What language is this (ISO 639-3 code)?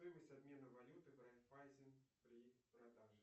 rus